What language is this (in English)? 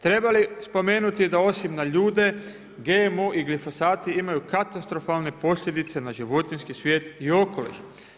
Croatian